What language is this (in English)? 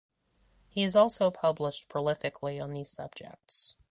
English